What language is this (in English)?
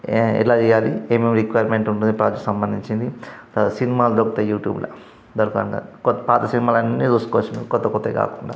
Telugu